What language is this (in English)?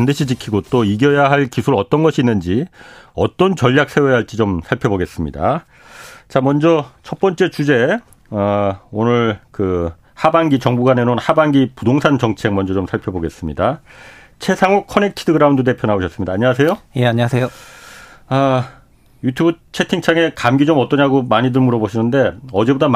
Korean